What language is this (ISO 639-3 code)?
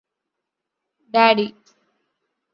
mal